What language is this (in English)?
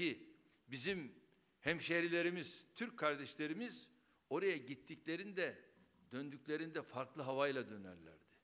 Turkish